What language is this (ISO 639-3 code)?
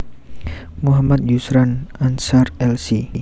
jav